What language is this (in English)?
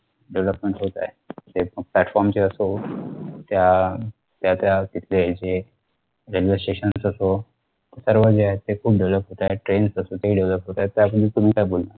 Marathi